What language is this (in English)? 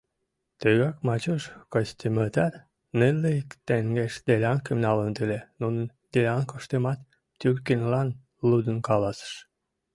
Mari